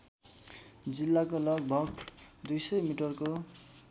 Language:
Nepali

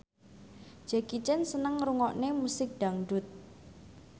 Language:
Javanese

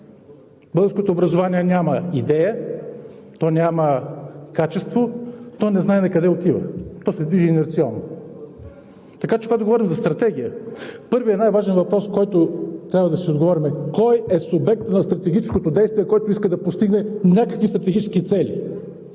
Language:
Bulgarian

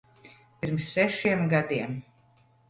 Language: Latvian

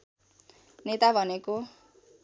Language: Nepali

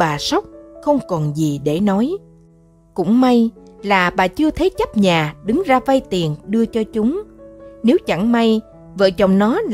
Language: Vietnamese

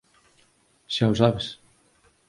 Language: Galician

